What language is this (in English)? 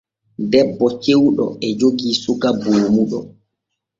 Borgu Fulfulde